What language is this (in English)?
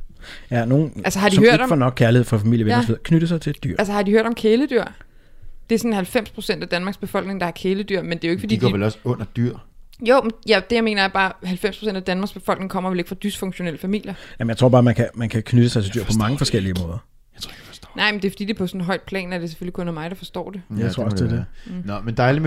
Danish